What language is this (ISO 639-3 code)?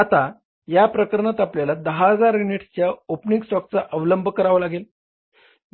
mar